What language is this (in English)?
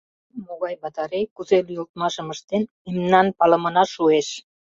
Mari